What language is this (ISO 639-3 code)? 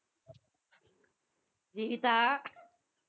tam